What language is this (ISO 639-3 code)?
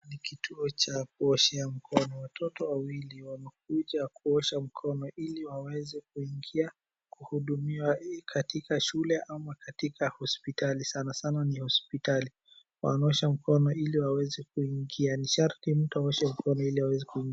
swa